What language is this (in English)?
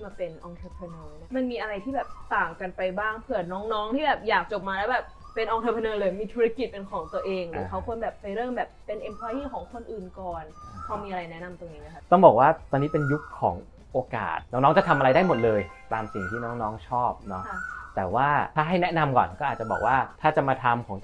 Thai